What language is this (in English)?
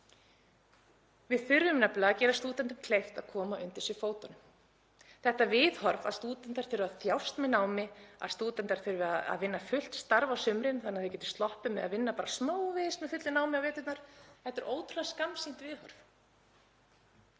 Icelandic